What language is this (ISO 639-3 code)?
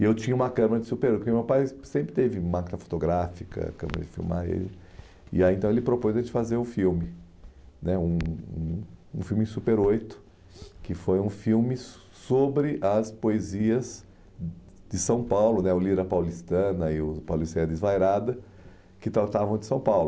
por